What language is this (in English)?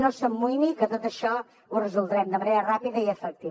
Catalan